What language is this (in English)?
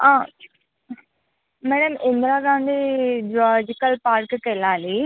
Telugu